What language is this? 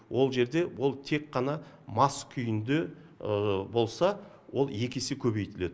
Kazakh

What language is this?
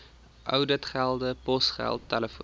Afrikaans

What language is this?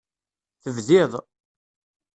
Kabyle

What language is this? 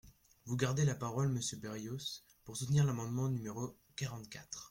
French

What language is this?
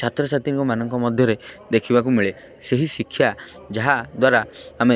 Odia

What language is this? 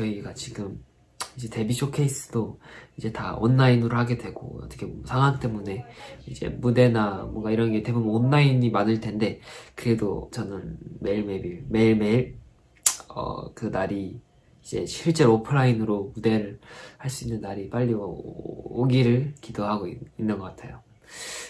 Korean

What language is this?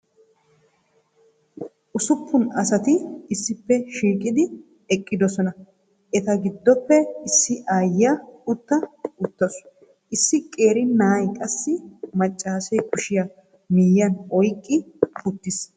Wolaytta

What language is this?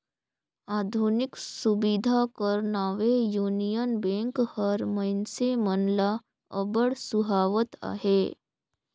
Chhattisgarhi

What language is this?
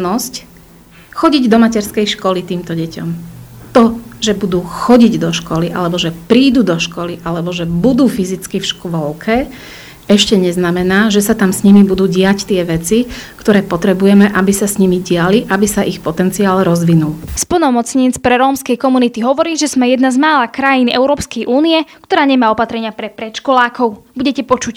Slovak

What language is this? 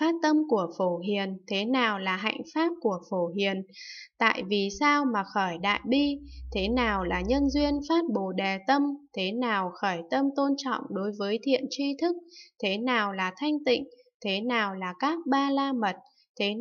Vietnamese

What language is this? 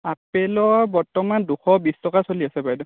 Assamese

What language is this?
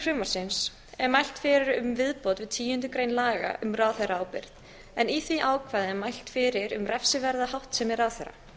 Icelandic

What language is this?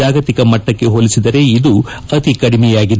Kannada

